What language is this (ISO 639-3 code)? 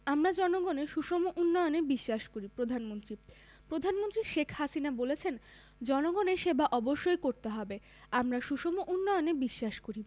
ben